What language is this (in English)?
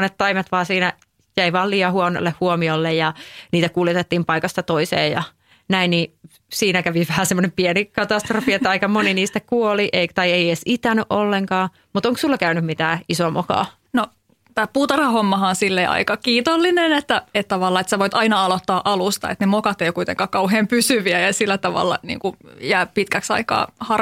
Finnish